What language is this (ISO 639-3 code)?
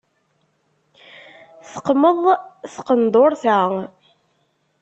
kab